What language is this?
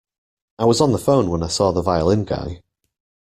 English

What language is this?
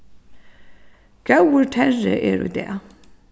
Faroese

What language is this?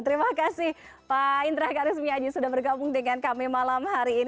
Indonesian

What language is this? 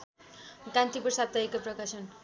Nepali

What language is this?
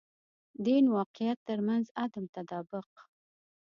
Pashto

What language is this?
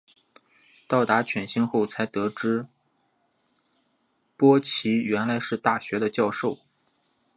Chinese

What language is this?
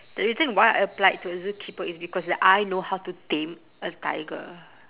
English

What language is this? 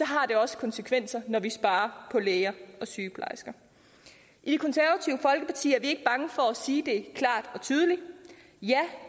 Danish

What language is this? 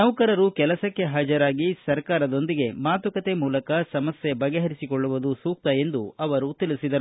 Kannada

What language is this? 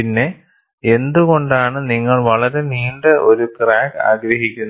Malayalam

